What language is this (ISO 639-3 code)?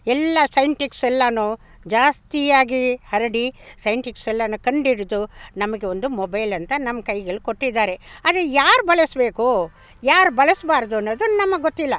kan